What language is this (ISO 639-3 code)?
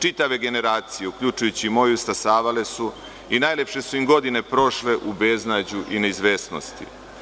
srp